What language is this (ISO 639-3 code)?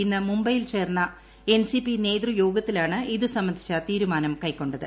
mal